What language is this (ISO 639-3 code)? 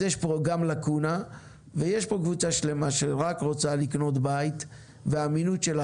heb